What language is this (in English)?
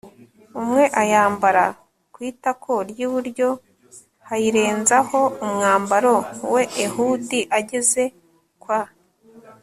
Kinyarwanda